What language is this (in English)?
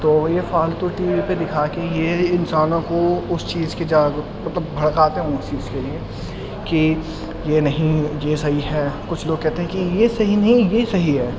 Urdu